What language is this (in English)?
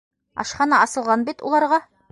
Bashkir